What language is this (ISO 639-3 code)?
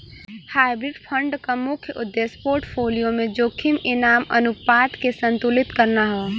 bho